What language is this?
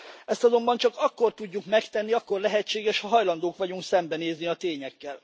Hungarian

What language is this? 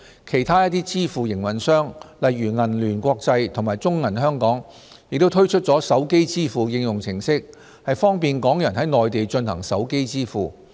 Cantonese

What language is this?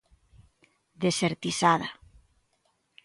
Galician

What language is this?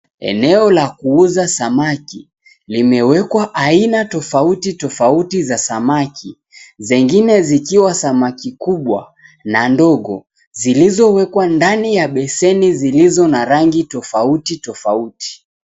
Swahili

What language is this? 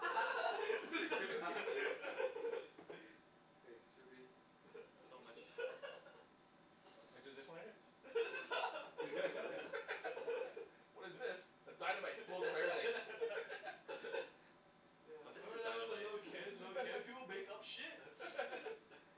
English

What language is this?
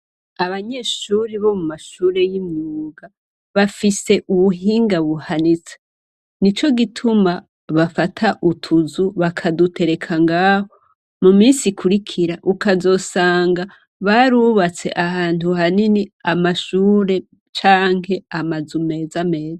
Rundi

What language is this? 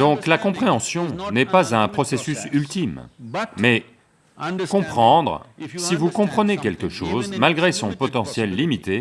French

